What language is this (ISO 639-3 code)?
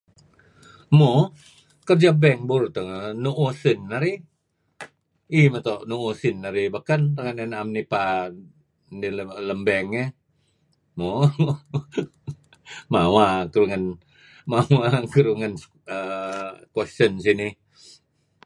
kzi